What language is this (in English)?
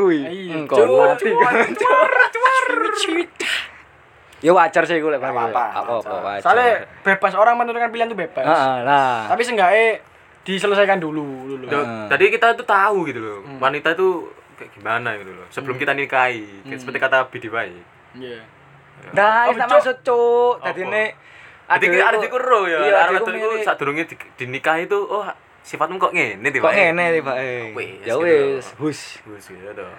Indonesian